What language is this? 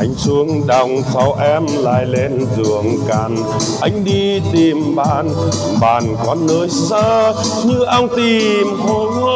Vietnamese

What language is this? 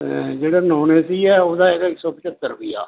Punjabi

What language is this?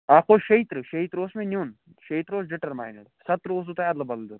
Kashmiri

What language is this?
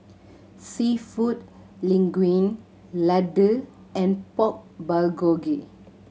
English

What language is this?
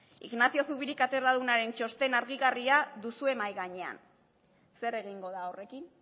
Basque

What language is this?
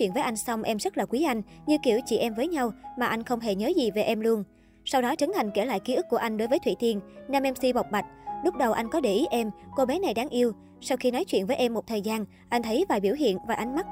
Vietnamese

